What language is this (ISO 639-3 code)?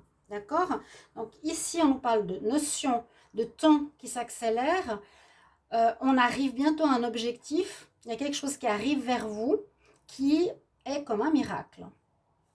fra